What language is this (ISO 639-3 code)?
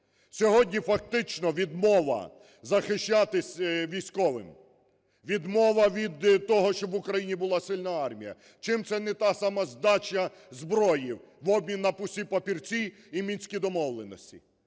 ukr